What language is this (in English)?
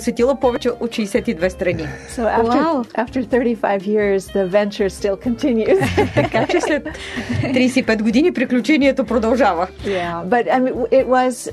Bulgarian